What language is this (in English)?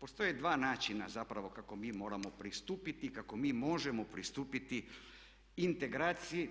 Croatian